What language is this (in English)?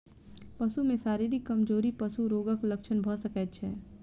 Maithili